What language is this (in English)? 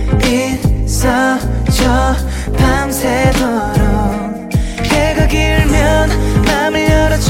Korean